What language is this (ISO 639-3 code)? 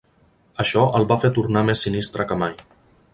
cat